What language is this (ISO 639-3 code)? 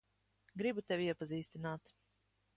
lav